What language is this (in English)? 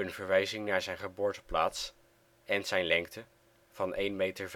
Dutch